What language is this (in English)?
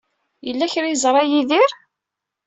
Kabyle